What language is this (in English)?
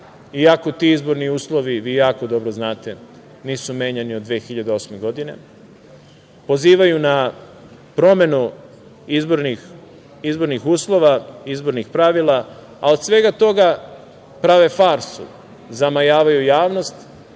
Serbian